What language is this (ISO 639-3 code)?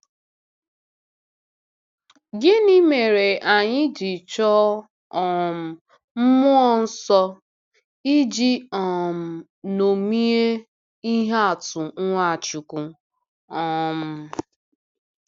ibo